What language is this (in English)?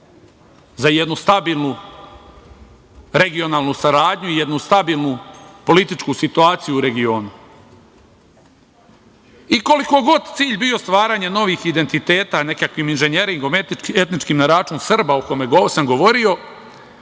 Serbian